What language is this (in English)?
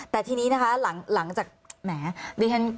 Thai